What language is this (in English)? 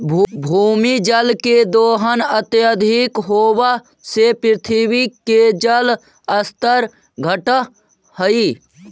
Magahi